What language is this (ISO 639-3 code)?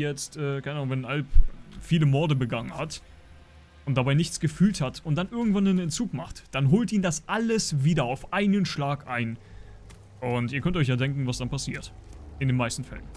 deu